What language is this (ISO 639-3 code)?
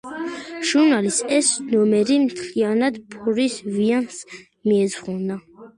kat